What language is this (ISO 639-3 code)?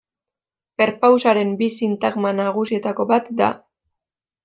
eus